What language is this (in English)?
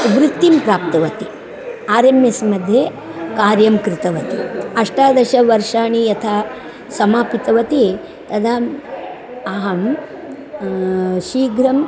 Sanskrit